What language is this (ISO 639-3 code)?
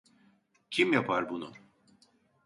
tur